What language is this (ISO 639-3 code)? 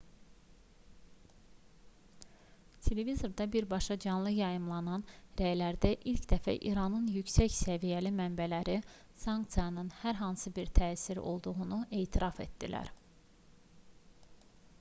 aze